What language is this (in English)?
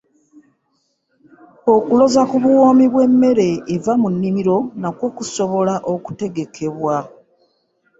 Ganda